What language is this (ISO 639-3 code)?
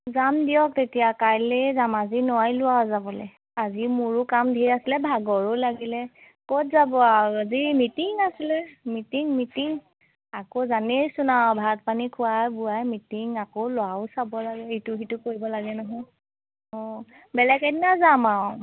asm